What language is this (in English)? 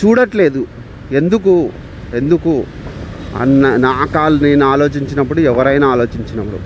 Telugu